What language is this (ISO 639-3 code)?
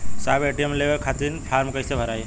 bho